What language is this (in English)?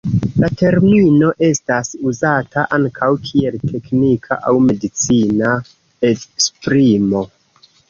Esperanto